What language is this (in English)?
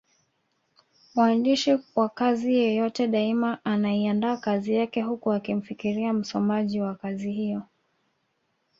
Swahili